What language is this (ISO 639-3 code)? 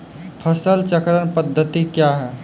mai